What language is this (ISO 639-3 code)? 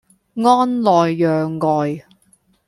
yue